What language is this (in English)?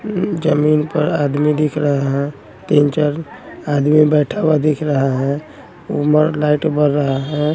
Hindi